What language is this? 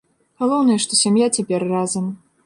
Belarusian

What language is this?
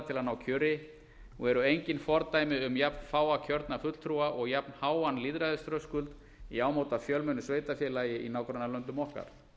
Icelandic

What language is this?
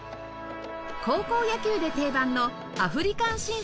Japanese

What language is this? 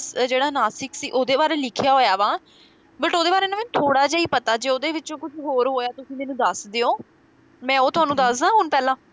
Punjabi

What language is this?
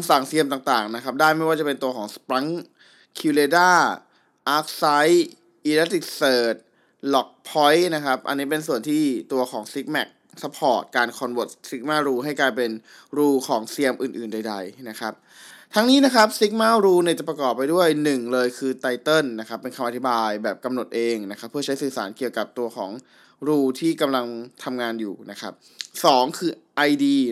Thai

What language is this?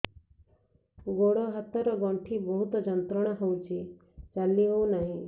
Odia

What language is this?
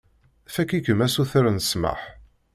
Kabyle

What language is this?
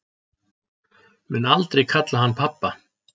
Icelandic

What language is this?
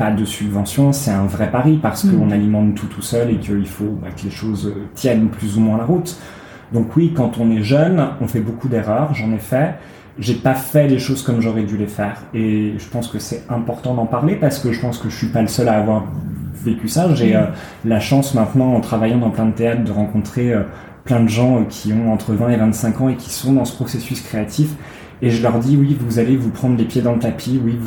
French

